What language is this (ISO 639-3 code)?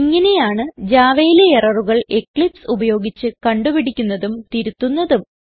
mal